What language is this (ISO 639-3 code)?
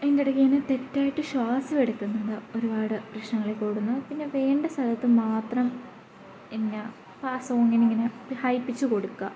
mal